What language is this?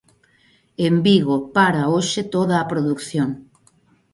Galician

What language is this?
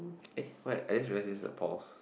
English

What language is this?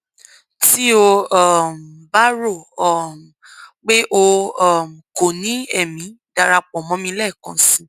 Yoruba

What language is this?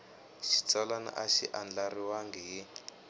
Tsonga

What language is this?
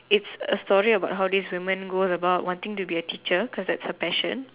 English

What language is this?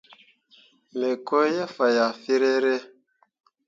Mundang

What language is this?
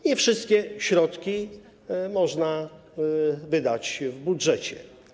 Polish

